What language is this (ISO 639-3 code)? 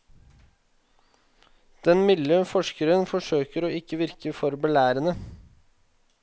nor